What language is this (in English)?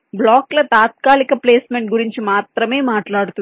Telugu